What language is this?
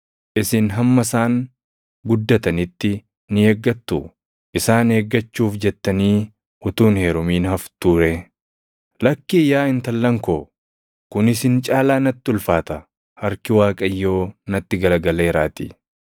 Oromo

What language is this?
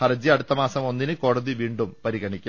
Malayalam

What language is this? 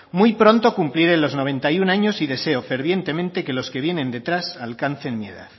Spanish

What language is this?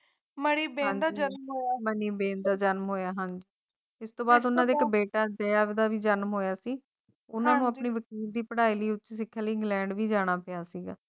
Punjabi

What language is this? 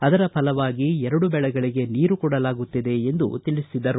Kannada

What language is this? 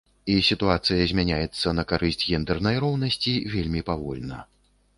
Belarusian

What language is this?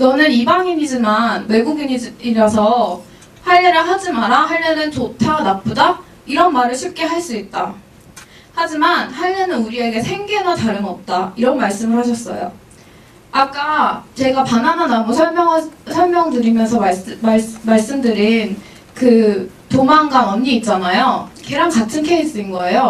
Korean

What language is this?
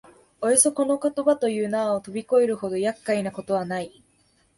Japanese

